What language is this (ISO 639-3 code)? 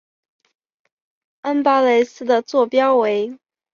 zho